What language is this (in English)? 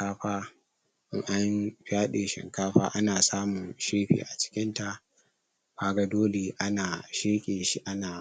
Hausa